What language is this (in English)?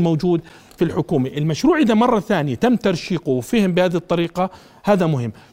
Arabic